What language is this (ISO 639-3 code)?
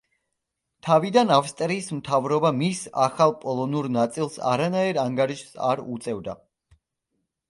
kat